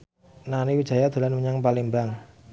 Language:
Javanese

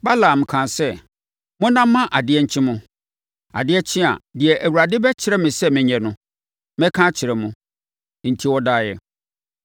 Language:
Akan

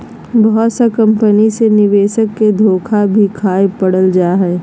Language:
Magahi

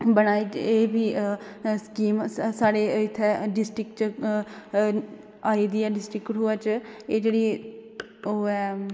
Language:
Dogri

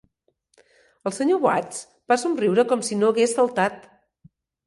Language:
Catalan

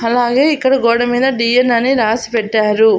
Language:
Telugu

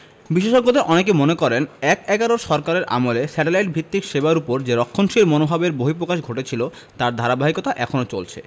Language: Bangla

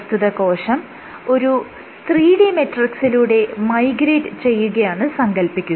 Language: Malayalam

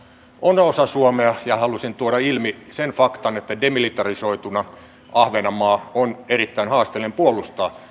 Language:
Finnish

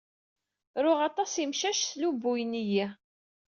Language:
Kabyle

